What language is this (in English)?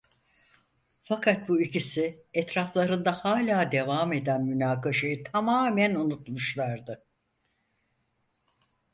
Turkish